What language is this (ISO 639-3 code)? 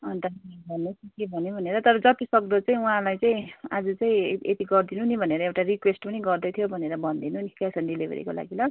nep